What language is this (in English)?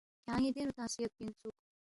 Balti